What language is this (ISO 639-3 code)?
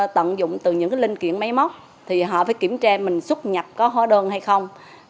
vie